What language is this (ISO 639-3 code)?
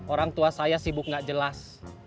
ind